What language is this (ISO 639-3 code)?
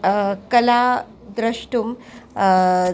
san